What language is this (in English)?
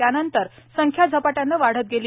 Marathi